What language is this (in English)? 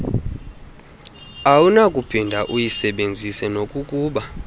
Xhosa